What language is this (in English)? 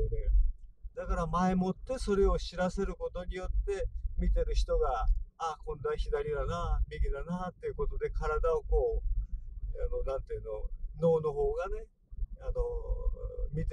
Japanese